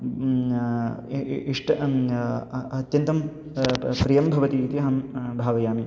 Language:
Sanskrit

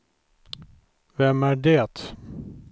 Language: Swedish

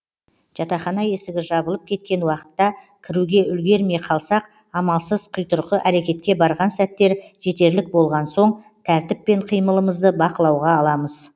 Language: Kazakh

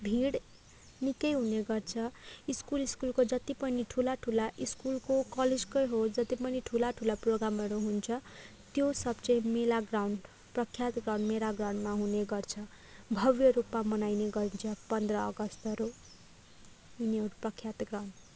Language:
Nepali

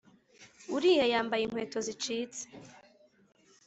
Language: Kinyarwanda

